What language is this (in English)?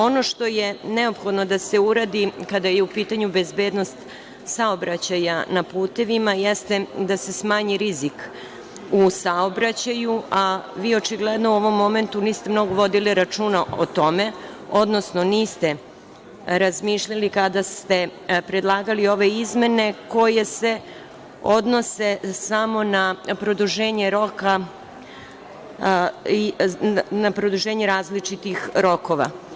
Serbian